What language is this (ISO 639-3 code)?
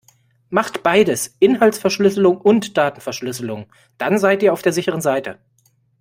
deu